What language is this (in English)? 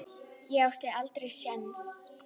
Icelandic